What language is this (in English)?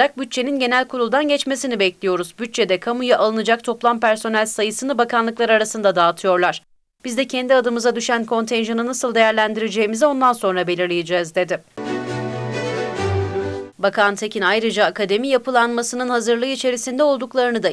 Turkish